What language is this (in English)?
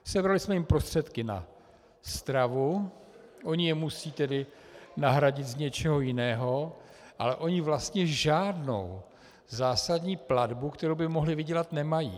Czech